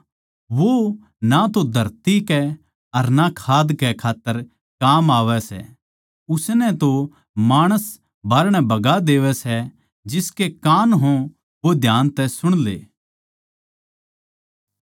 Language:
Haryanvi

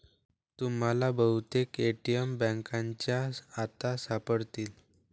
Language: Marathi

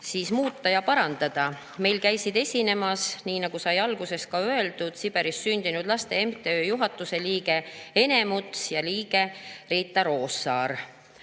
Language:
Estonian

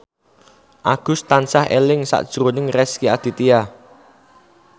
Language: Javanese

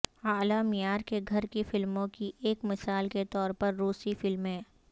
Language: Urdu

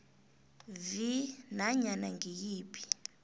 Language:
South Ndebele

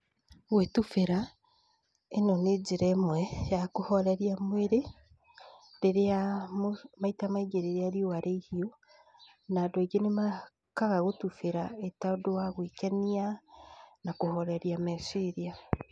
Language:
Kikuyu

